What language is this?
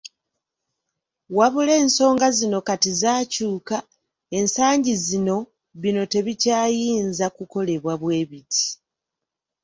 Ganda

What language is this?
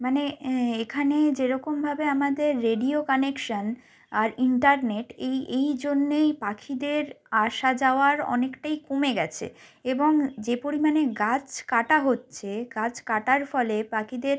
Bangla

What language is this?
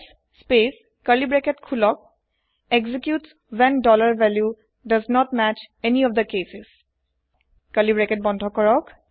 Assamese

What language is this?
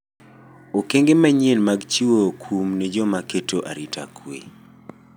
Luo (Kenya and Tanzania)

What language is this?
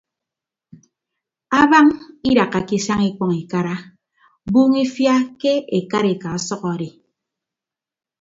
Ibibio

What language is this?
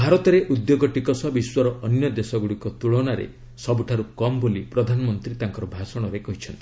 Odia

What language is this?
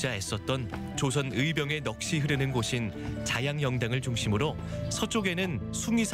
Korean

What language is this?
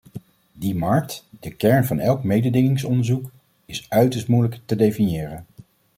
Dutch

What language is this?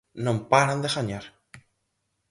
Galician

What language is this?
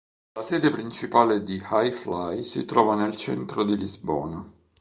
Italian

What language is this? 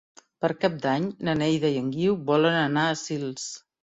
Catalan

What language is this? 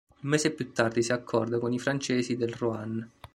Italian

